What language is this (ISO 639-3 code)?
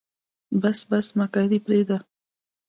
pus